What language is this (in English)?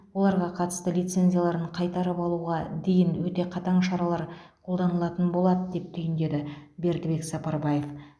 Kazakh